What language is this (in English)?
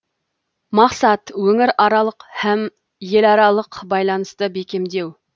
Kazakh